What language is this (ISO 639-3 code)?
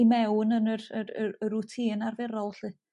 cym